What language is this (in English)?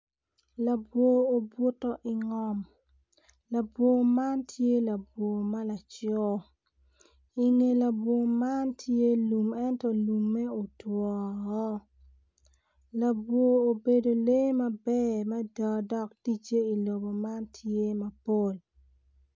Acoli